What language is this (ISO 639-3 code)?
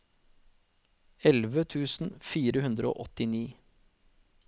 nor